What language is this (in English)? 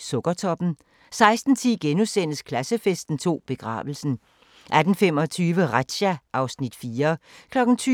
Danish